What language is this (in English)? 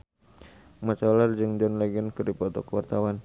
Sundanese